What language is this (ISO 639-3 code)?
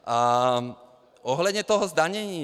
ces